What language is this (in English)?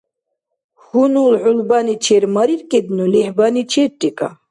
Dargwa